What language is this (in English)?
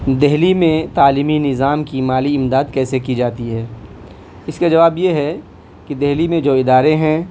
Urdu